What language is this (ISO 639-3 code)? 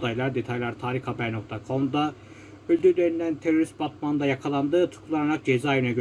tur